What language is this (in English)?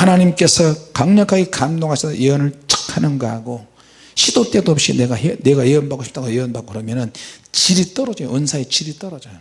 Korean